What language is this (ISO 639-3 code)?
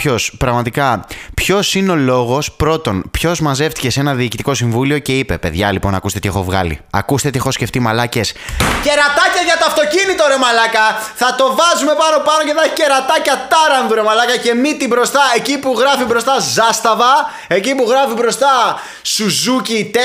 ell